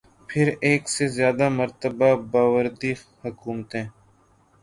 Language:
Urdu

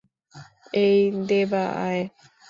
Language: Bangla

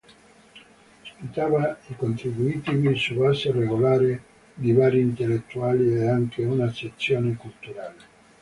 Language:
Italian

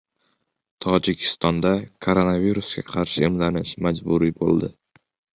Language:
Uzbek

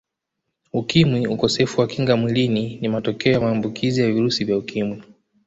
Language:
Swahili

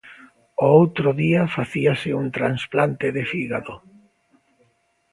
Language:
Galician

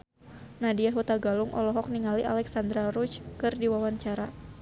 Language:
Sundanese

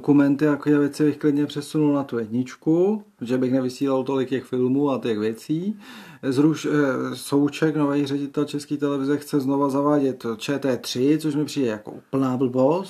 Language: Czech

